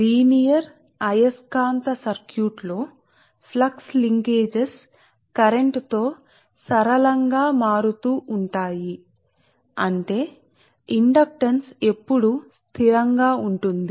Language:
Telugu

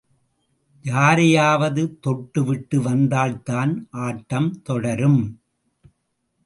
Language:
Tamil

